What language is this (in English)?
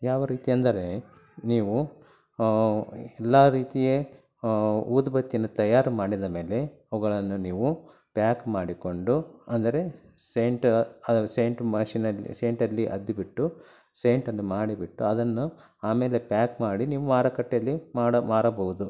Kannada